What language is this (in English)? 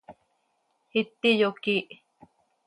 Seri